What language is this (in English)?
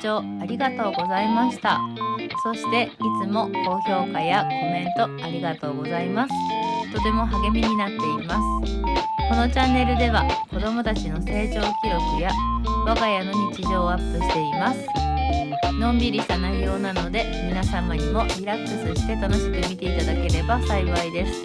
Japanese